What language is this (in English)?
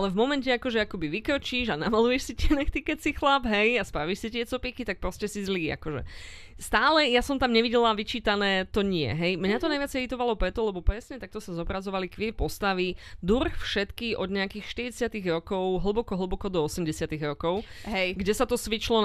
Slovak